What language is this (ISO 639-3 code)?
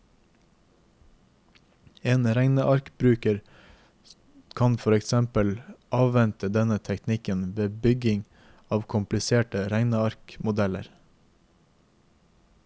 nor